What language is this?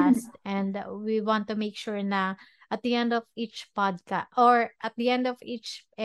Filipino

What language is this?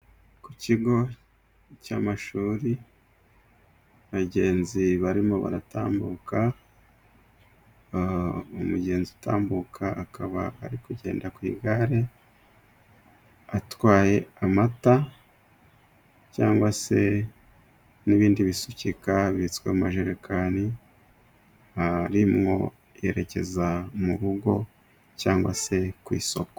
Kinyarwanda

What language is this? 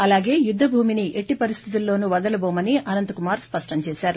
Telugu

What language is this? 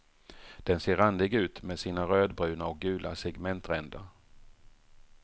Swedish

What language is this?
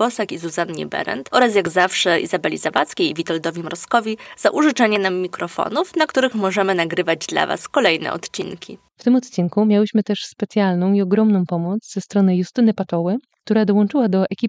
Polish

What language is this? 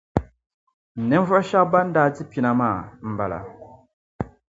Dagbani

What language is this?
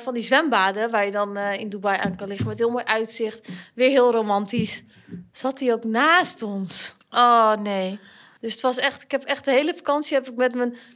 Dutch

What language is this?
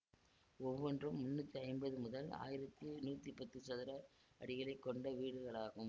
Tamil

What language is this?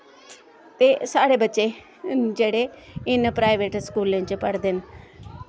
Dogri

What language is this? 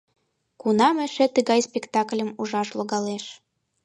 Mari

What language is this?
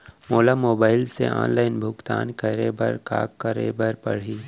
Chhattisgarhi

